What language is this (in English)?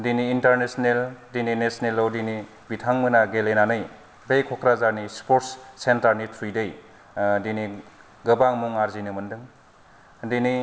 Bodo